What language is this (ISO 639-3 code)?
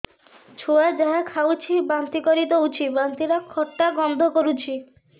ori